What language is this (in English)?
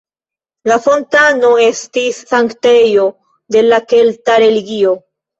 Esperanto